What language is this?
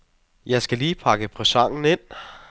Danish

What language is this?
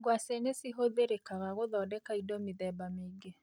Kikuyu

